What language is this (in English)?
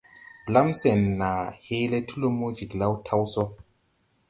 Tupuri